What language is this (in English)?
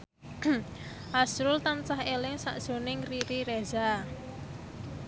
Javanese